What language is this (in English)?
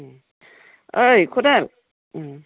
Bodo